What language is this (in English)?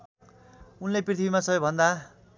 Nepali